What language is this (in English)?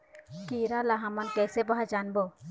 Chhattisgarhi